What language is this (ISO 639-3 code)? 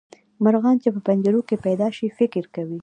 pus